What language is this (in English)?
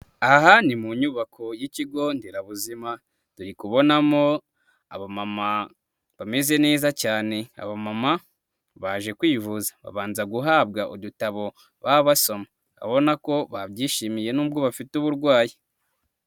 Kinyarwanda